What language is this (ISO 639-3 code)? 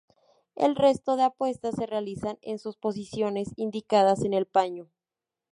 spa